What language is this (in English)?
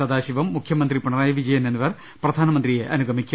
Malayalam